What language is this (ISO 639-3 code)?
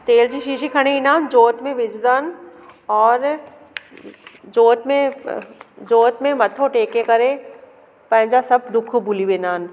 snd